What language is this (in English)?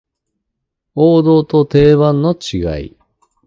Japanese